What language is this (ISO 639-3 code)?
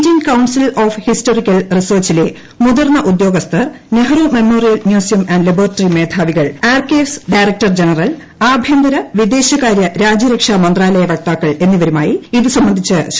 mal